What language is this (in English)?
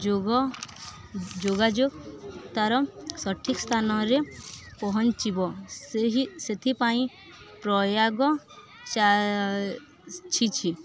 Odia